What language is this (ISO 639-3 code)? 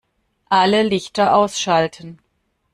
deu